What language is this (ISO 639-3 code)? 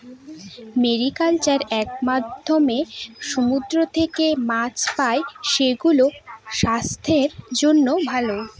ben